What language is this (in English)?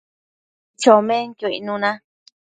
Matsés